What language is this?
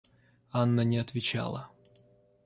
Russian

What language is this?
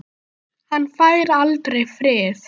Icelandic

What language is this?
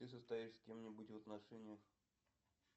Russian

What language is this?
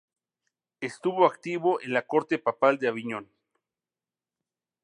Spanish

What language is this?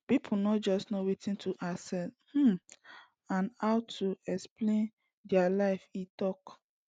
Nigerian Pidgin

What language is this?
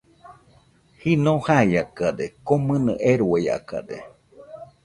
Nüpode Huitoto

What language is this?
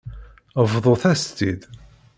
Kabyle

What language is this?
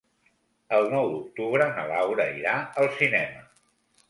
Catalan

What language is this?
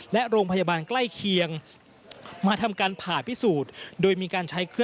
Thai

